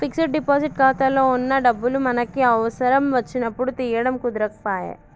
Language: Telugu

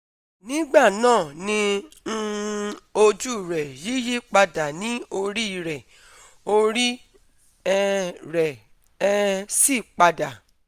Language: Yoruba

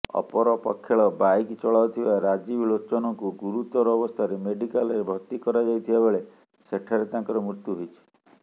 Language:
Odia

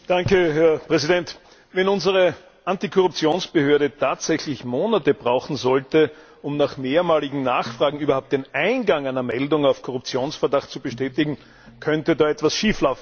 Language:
German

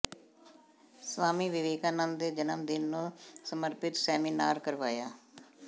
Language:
Punjabi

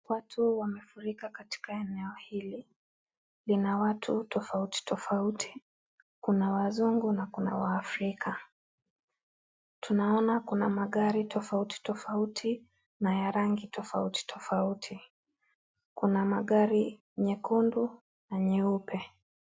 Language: Swahili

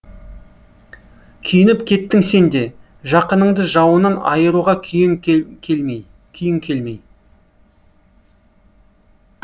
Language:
Kazakh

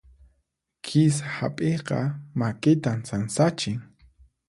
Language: Puno Quechua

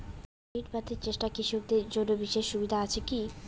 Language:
Bangla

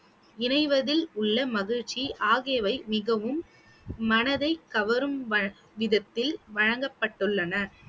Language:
Tamil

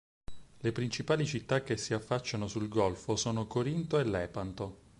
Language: Italian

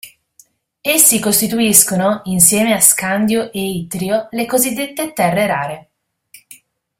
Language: Italian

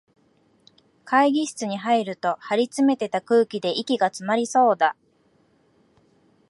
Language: Japanese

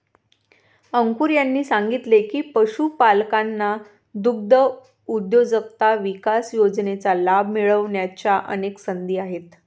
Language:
Marathi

